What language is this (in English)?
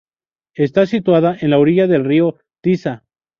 Spanish